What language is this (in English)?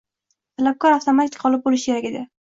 Uzbek